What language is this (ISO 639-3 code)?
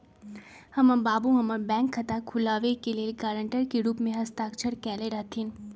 mag